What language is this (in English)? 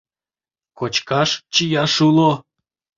Mari